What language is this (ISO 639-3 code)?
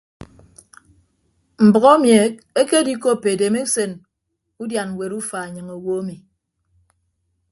ibb